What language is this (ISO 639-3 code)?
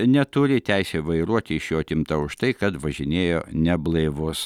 lit